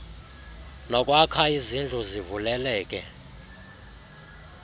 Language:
Xhosa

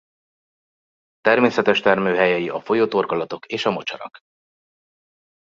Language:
Hungarian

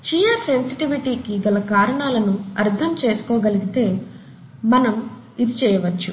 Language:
Telugu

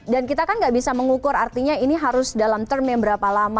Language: Indonesian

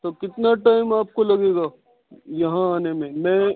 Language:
Urdu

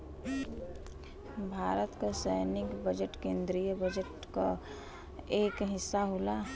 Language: Bhojpuri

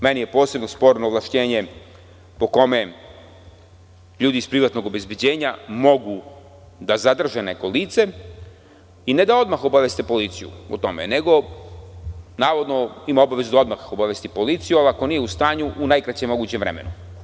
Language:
Serbian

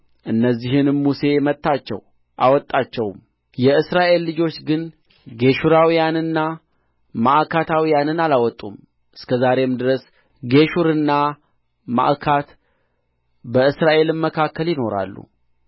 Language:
Amharic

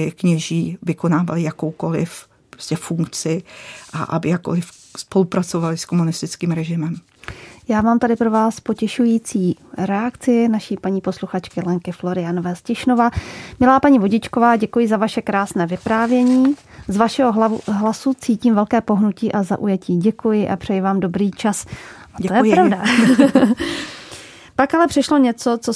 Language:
Czech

